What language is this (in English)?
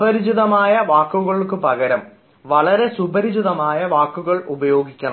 Malayalam